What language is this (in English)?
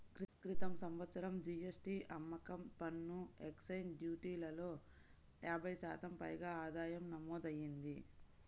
Telugu